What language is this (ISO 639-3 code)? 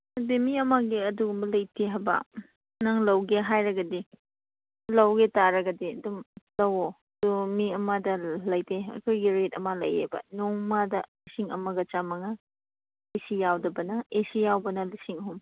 mni